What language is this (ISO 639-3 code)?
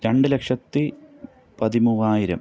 mal